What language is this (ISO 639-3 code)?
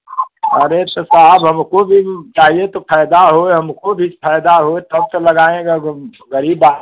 hin